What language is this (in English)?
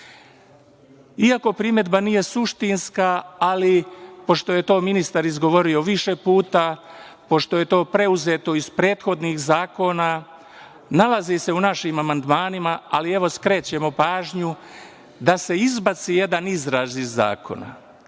Serbian